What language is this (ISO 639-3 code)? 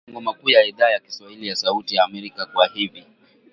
swa